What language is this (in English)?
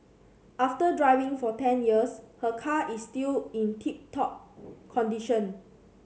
English